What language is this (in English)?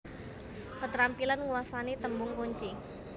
Javanese